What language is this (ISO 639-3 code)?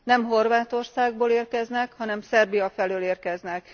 hun